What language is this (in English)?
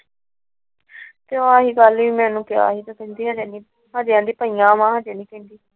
Punjabi